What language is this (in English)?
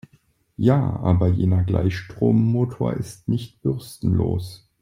German